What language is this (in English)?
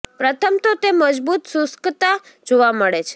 Gujarati